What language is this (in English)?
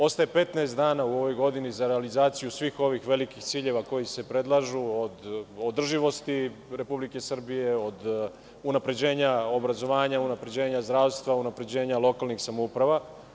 Serbian